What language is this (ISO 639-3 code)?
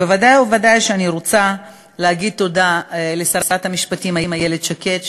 heb